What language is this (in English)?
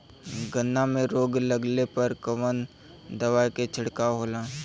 Bhojpuri